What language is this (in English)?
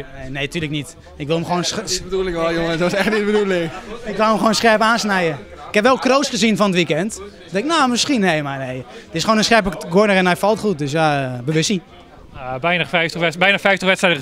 Dutch